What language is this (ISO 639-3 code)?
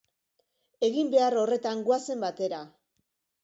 eus